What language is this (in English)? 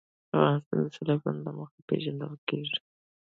Pashto